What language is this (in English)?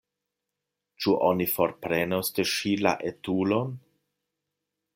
Esperanto